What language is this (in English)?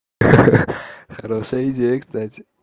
Russian